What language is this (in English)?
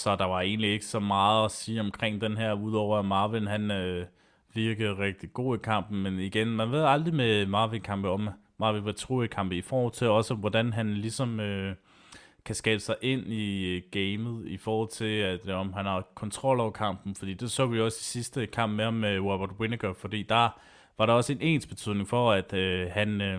Danish